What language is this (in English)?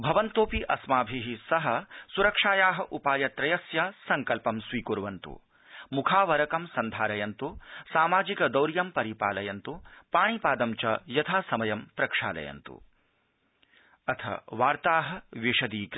Sanskrit